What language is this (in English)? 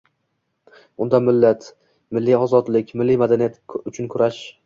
Uzbek